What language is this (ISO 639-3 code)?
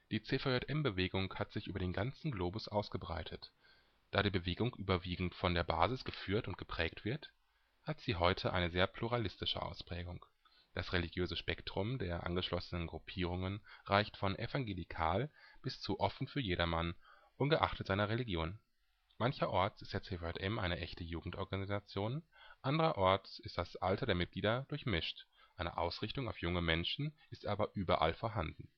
deu